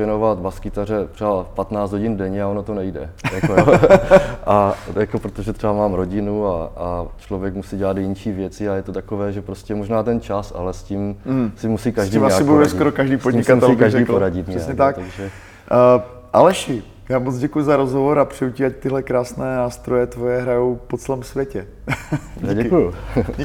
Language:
Czech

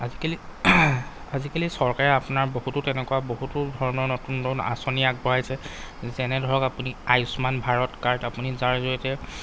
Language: Assamese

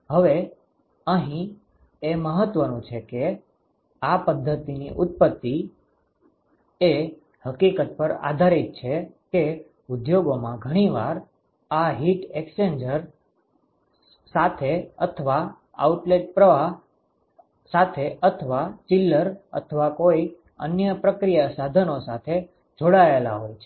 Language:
Gujarati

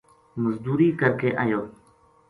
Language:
Gujari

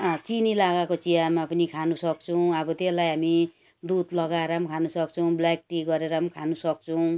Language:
Nepali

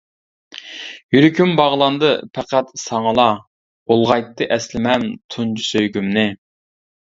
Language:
Uyghur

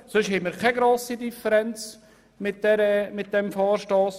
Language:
Swiss German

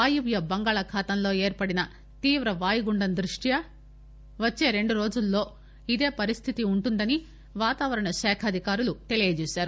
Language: Telugu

